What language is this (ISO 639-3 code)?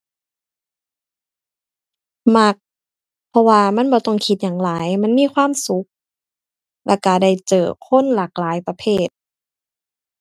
tha